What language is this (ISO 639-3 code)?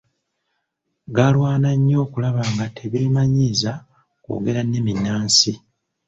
lug